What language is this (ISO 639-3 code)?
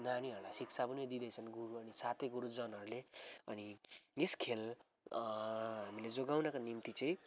nep